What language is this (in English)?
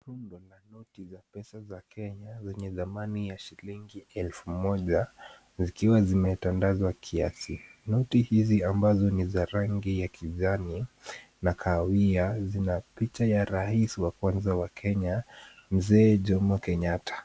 Swahili